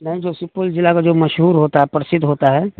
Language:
Urdu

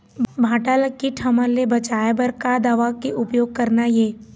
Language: Chhattisgarhi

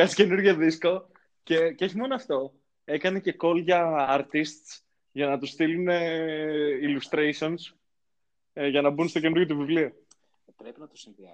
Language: Greek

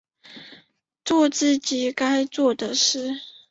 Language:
Chinese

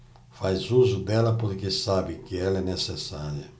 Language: Portuguese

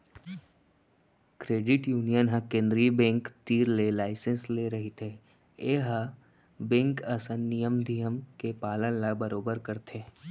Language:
Chhattisgarhi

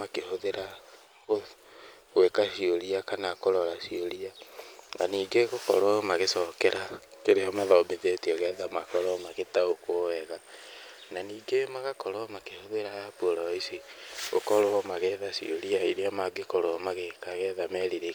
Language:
Kikuyu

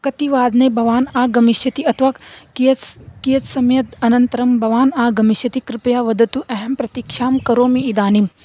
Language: Sanskrit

